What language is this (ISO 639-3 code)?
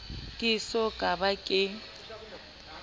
sot